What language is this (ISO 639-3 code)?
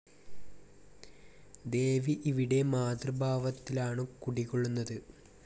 mal